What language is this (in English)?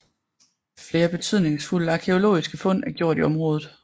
Danish